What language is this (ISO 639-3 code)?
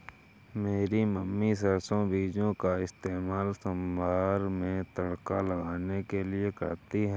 hin